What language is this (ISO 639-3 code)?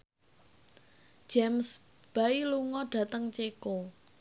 jav